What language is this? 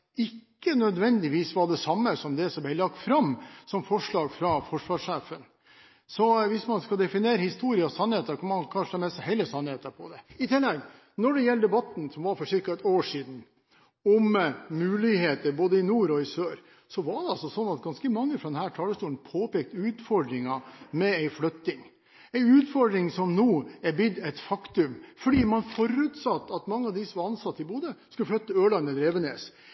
Norwegian Bokmål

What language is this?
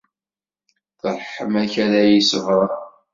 Kabyle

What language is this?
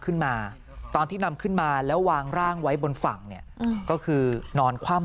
Thai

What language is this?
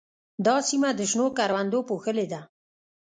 Pashto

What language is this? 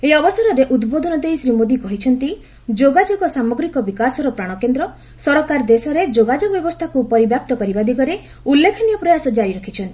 Odia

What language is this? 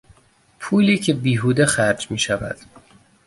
Persian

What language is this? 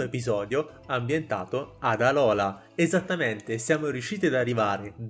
Italian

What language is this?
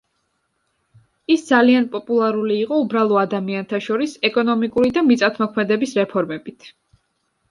Georgian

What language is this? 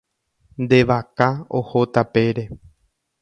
Guarani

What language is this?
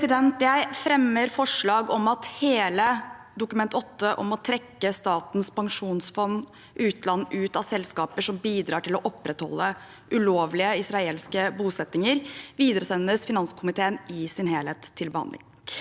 Norwegian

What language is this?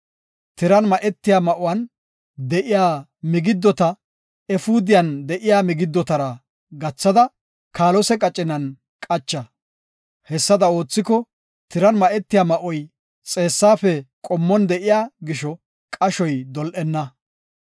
Gofa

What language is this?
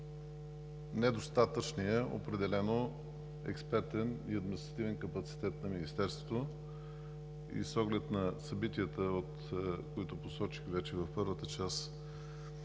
Bulgarian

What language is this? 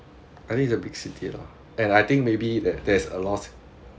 English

